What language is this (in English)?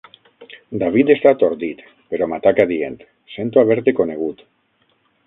Catalan